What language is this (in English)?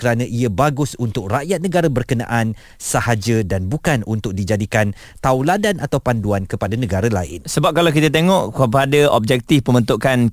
Malay